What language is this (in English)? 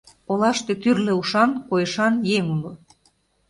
Mari